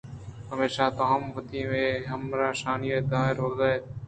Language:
Eastern Balochi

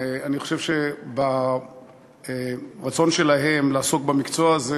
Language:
Hebrew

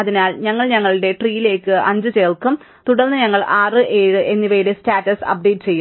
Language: Malayalam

